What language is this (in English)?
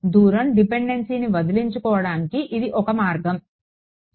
Telugu